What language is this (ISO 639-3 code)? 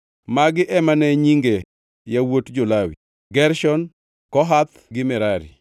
luo